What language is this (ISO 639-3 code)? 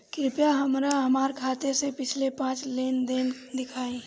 bho